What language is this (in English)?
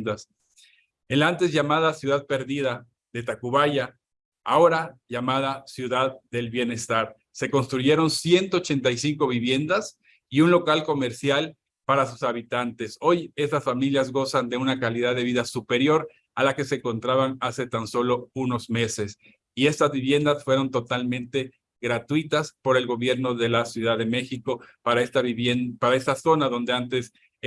Spanish